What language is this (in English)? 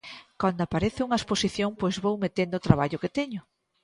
Galician